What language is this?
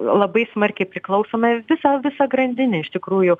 Lithuanian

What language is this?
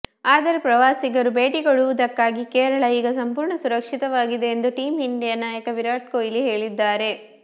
Kannada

